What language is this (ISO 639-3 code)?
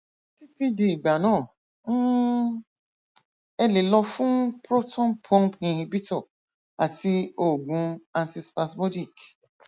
yor